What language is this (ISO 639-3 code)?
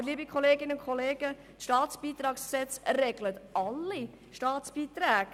gsw